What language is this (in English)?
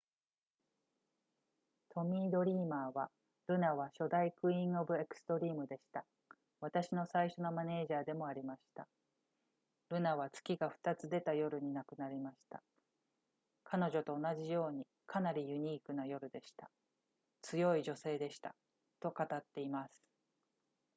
Japanese